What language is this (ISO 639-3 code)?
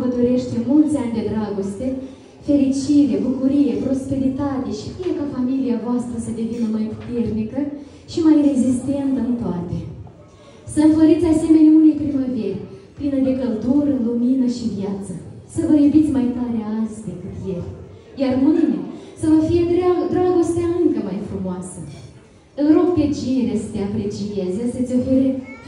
ron